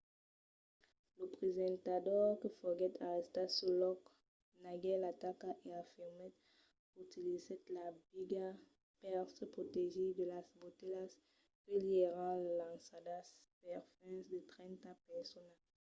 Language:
Occitan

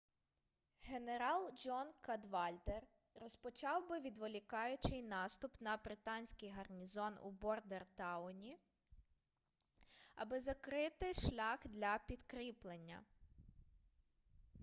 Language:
Ukrainian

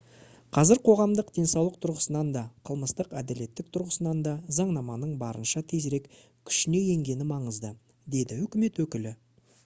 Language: Kazakh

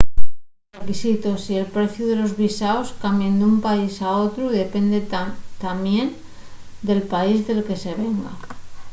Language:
Asturian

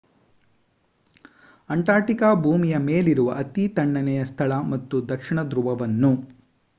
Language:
Kannada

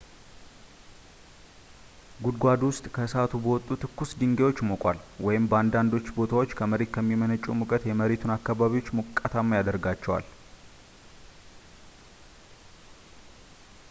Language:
Amharic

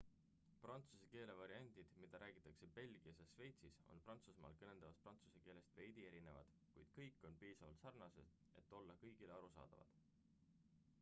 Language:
Estonian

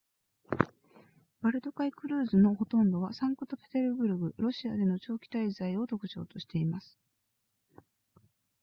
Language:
Japanese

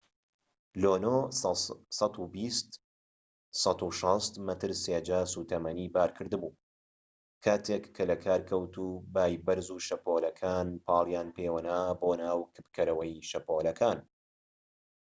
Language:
Central Kurdish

